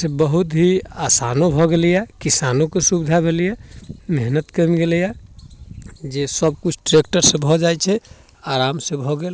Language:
Maithili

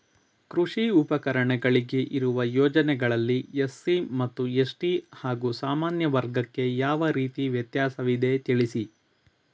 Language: Kannada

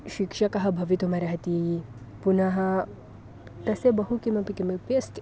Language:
Sanskrit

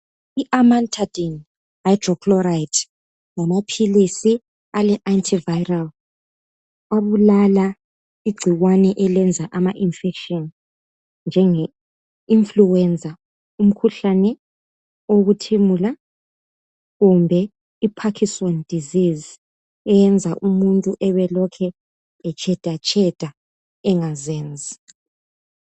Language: North Ndebele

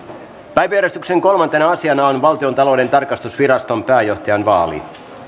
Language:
Finnish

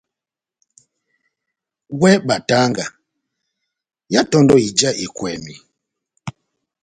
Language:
Batanga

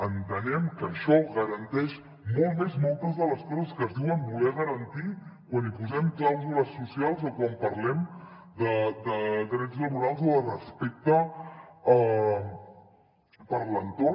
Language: Catalan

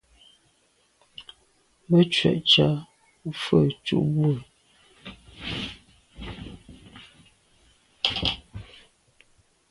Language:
Medumba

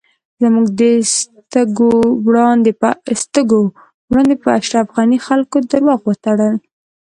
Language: Pashto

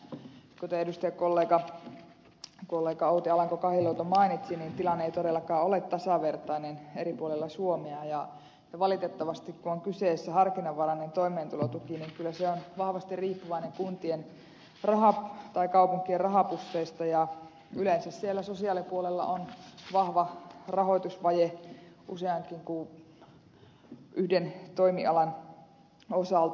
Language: Finnish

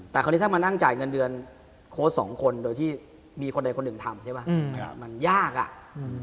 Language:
Thai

